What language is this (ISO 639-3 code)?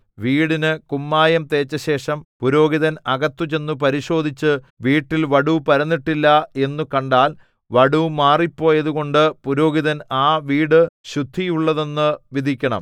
mal